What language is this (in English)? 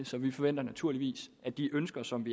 Danish